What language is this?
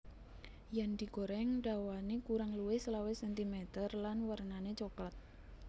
Javanese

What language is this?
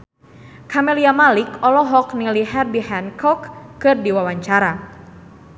Sundanese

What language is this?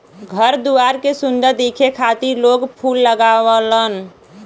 Bhojpuri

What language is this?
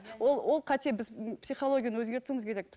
Kazakh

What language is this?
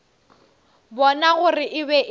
Northern Sotho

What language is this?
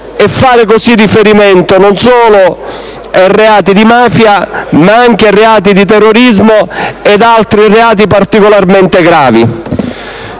Italian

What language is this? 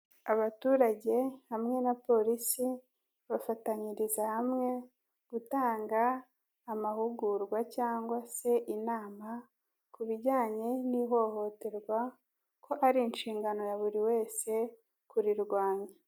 Kinyarwanda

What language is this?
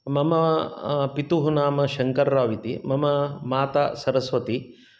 Sanskrit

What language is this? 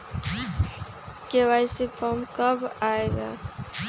Magahi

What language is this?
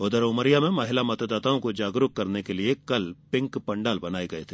Hindi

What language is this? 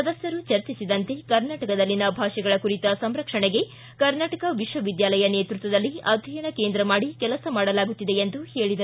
Kannada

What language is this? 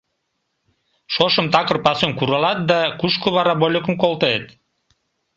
Mari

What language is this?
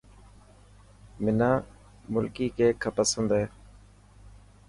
Dhatki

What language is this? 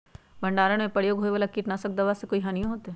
Magahi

